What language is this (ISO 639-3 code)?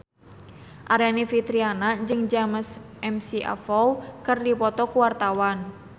sun